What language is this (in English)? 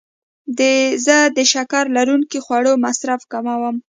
Pashto